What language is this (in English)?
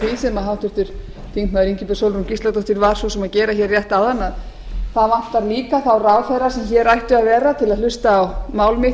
Icelandic